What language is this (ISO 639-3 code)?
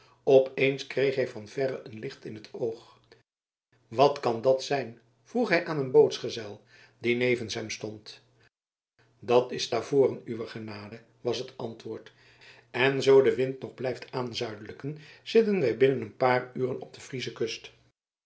nld